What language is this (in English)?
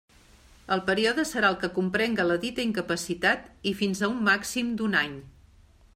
Catalan